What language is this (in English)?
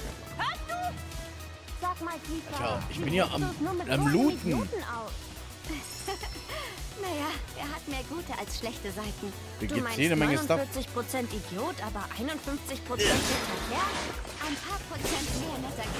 German